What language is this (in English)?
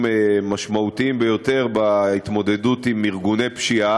Hebrew